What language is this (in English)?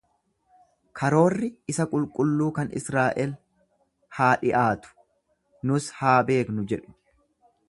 Oromo